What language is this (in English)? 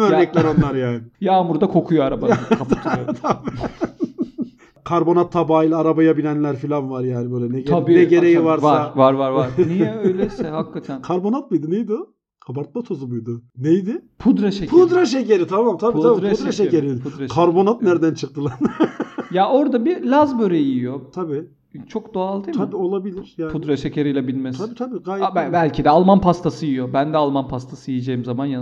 Turkish